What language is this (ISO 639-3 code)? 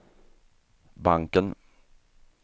swe